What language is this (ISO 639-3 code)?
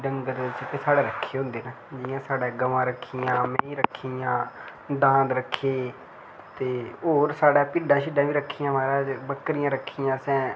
doi